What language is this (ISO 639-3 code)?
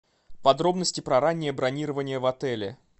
rus